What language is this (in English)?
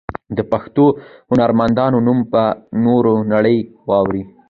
Pashto